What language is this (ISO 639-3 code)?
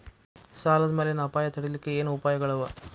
kan